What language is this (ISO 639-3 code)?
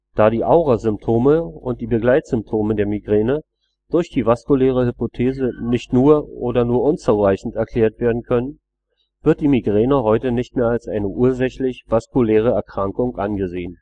deu